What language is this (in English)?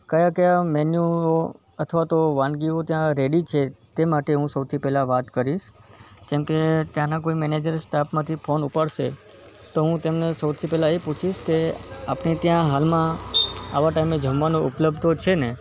Gujarati